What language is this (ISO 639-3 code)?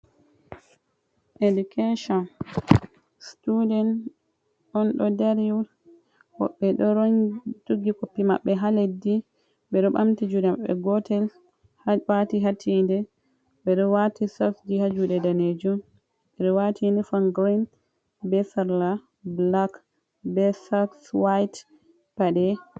ful